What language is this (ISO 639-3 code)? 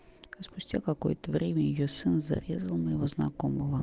rus